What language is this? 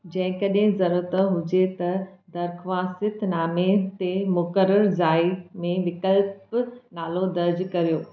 Sindhi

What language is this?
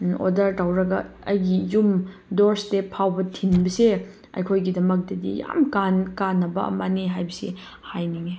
Manipuri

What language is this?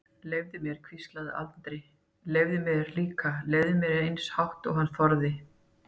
Icelandic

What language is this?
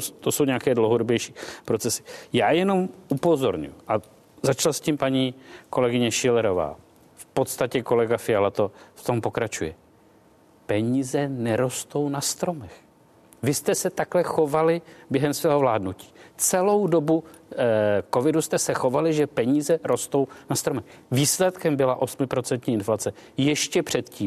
Czech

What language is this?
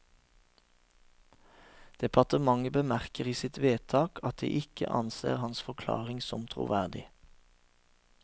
Norwegian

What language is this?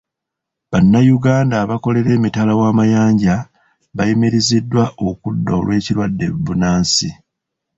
Ganda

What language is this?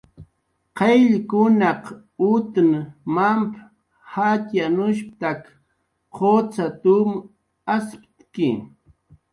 Jaqaru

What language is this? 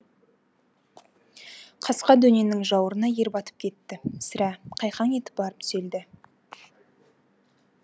Kazakh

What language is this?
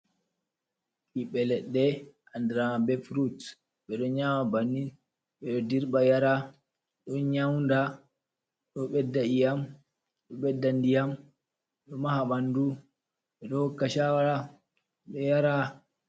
Fula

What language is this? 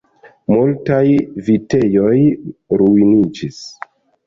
Esperanto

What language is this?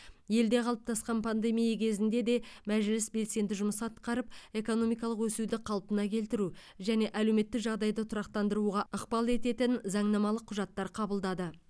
Kazakh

